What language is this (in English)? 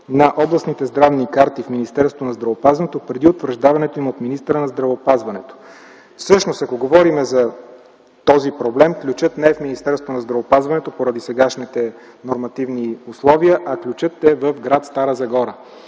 Bulgarian